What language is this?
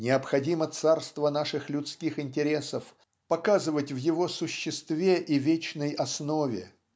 Russian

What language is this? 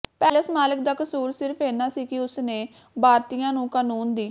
Punjabi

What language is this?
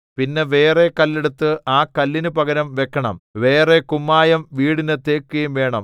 Malayalam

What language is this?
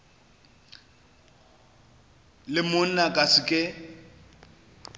Northern Sotho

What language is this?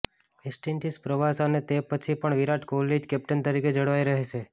Gujarati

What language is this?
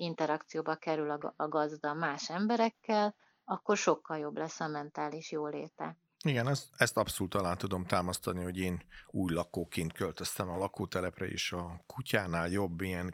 Hungarian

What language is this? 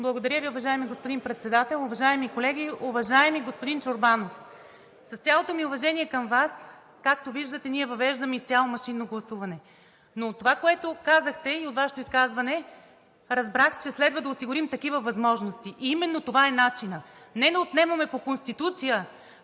Bulgarian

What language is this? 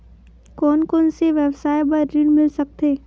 Chhattisgarhi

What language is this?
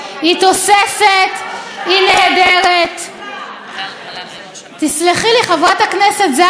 Hebrew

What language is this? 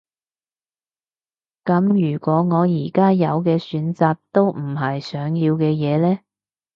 Cantonese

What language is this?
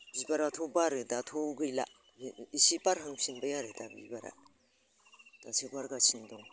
Bodo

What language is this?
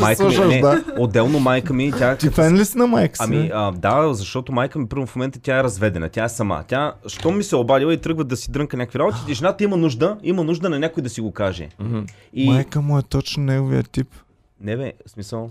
Bulgarian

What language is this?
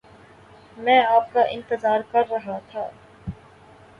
Urdu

